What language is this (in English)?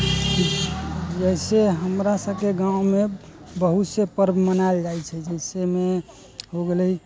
Maithili